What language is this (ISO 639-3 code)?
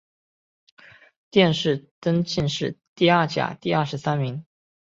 zho